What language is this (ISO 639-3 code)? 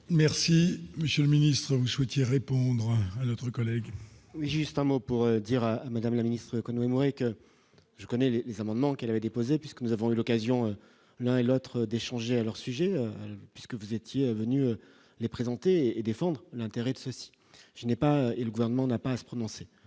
fra